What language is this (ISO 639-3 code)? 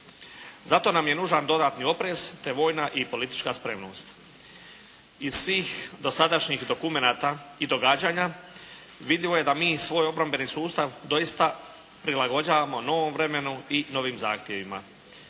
hrv